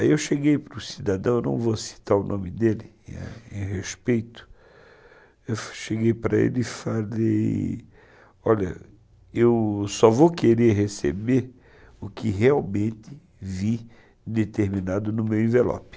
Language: Portuguese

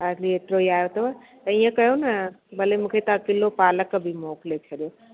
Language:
Sindhi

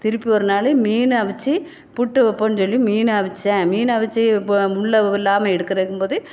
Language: Tamil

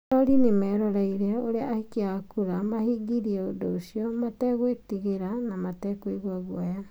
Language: Kikuyu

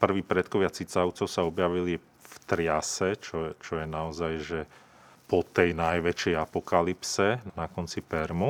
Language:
Slovak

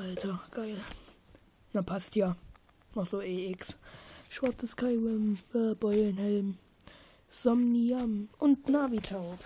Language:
German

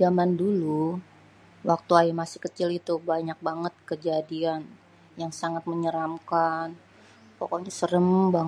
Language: Betawi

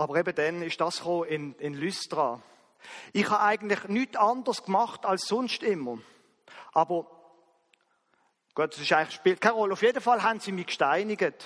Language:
German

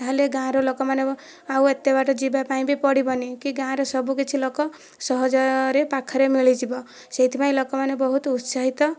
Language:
Odia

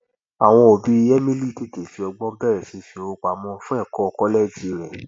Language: Yoruba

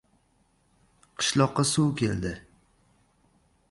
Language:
Uzbek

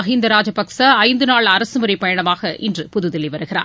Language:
Tamil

